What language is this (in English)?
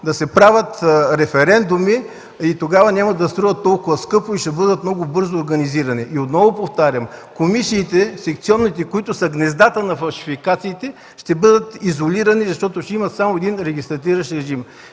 Bulgarian